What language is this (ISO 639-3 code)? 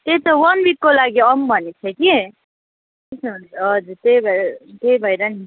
nep